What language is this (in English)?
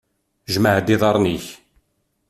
Kabyle